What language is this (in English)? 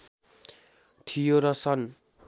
Nepali